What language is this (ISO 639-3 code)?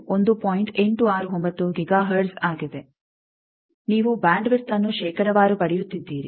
kan